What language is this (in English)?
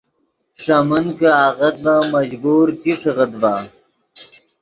Yidgha